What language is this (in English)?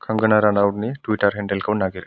Bodo